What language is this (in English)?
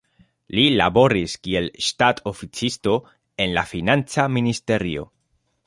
Esperanto